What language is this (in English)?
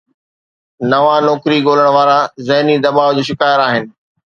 Sindhi